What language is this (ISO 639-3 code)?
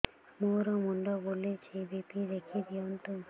ori